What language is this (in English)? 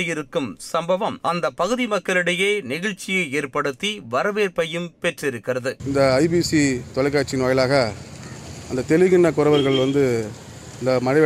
Tamil